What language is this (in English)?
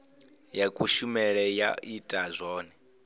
Venda